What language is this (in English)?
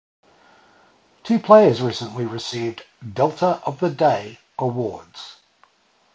English